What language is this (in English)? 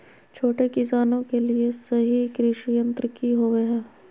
Magahi